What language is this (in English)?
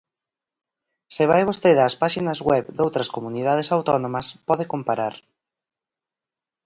Galician